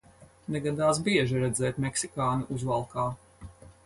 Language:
Latvian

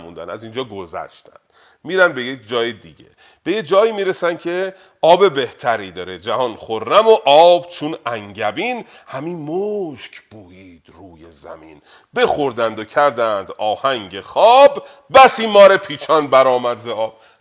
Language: Persian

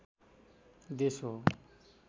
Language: Nepali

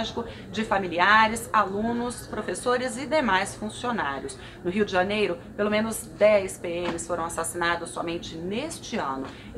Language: Portuguese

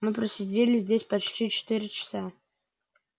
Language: Russian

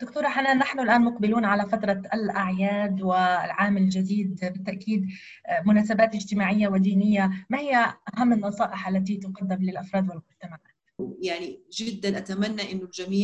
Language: Arabic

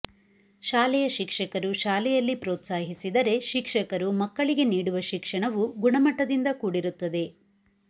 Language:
Kannada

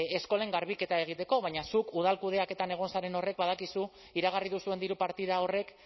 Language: Basque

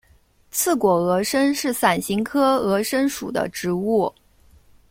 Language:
Chinese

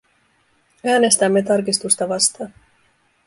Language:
Finnish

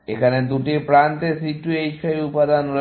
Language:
Bangla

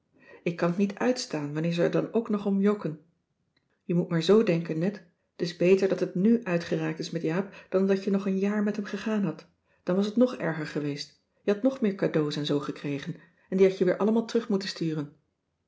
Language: Dutch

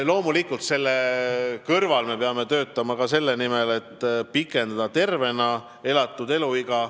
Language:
Estonian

